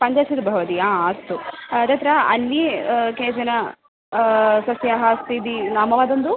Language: Sanskrit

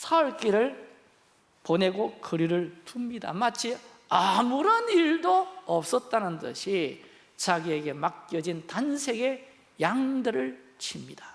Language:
Korean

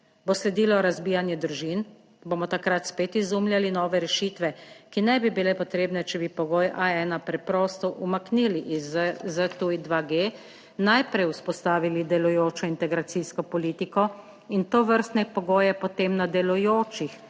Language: Slovenian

